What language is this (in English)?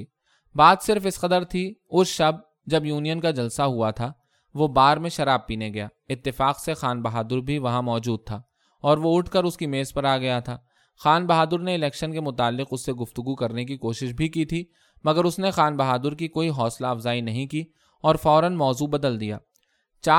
Urdu